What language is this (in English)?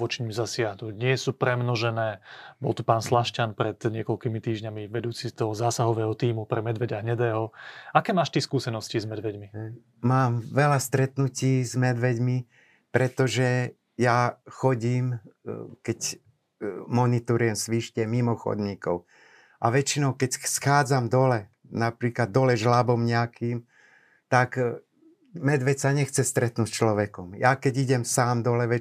Slovak